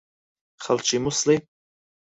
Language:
Central Kurdish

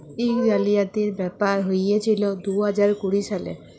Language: Bangla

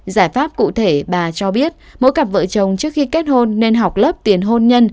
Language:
Vietnamese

